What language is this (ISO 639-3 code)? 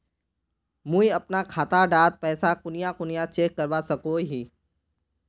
mag